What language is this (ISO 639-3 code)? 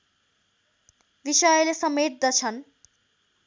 nep